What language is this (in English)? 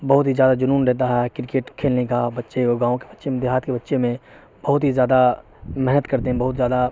Urdu